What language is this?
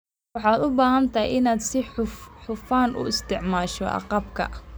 Somali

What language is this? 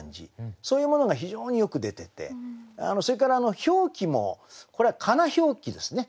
Japanese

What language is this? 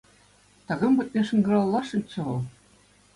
Chuvash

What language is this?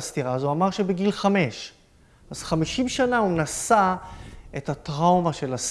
Hebrew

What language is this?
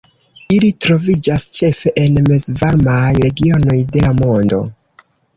Esperanto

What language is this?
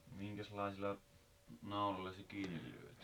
Finnish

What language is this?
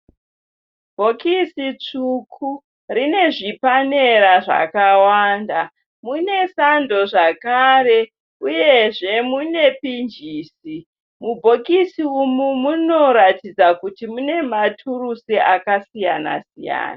Shona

